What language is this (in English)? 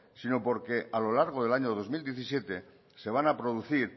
Spanish